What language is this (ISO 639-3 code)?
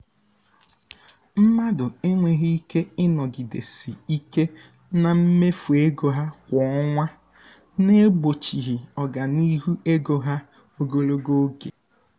ibo